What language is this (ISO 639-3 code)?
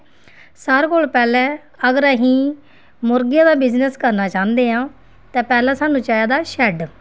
doi